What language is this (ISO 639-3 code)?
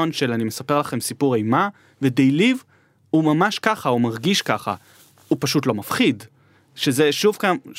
heb